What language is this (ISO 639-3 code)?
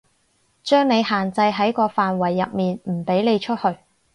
yue